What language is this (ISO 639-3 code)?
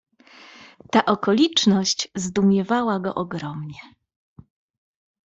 pol